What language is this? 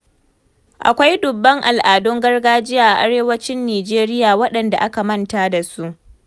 Hausa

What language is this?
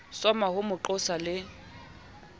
Southern Sotho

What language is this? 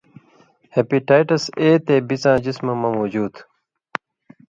Indus Kohistani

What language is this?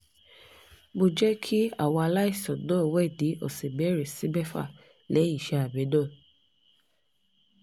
Yoruba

